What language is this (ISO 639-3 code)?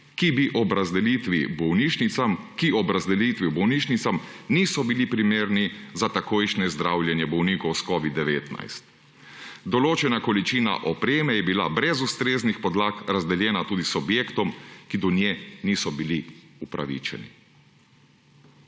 slv